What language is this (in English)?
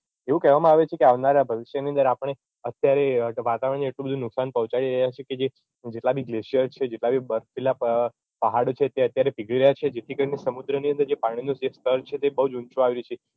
Gujarati